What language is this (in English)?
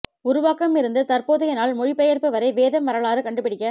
Tamil